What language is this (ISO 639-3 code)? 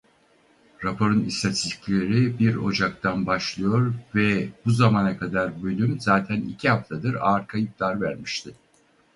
tur